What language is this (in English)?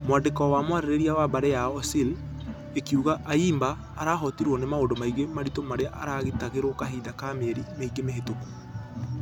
Kikuyu